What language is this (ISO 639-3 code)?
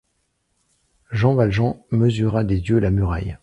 fra